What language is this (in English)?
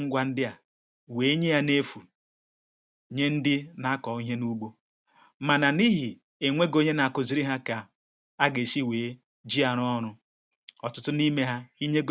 Igbo